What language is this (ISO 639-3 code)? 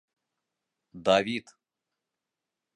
bak